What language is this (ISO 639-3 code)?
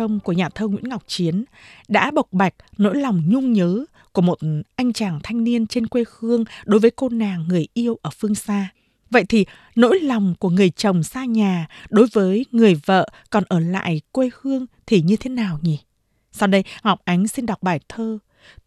vie